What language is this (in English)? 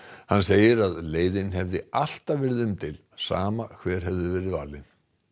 Icelandic